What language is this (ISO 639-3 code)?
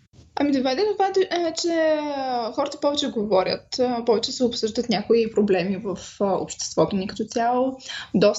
bul